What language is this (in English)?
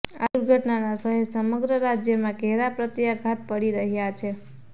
Gujarati